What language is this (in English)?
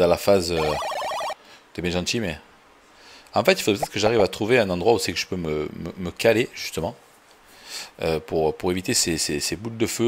French